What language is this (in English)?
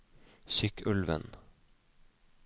Norwegian